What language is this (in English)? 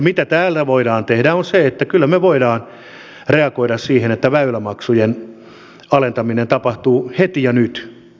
Finnish